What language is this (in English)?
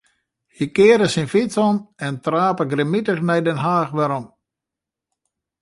Western Frisian